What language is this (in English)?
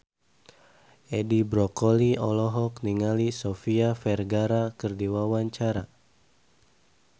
Sundanese